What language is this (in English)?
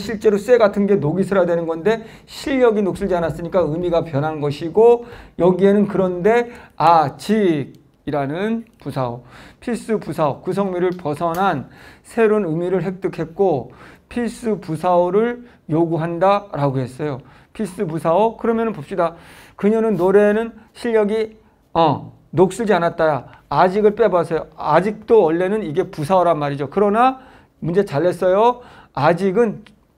Korean